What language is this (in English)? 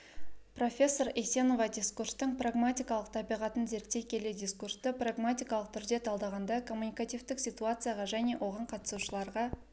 Kazakh